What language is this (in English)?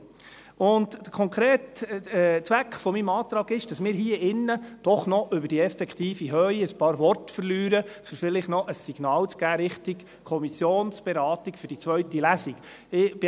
Swiss German